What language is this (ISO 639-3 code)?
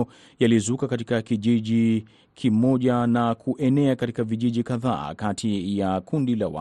swa